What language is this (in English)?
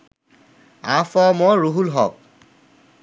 Bangla